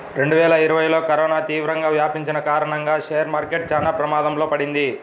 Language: Telugu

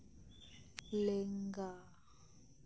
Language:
Santali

